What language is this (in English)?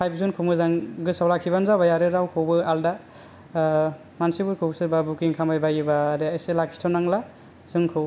Bodo